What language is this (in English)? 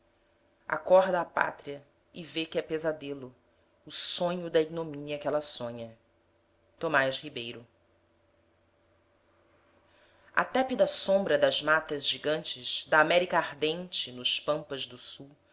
Portuguese